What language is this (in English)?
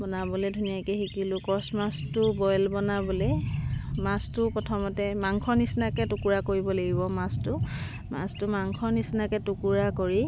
Assamese